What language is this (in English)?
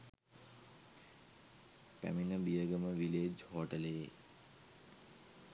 Sinhala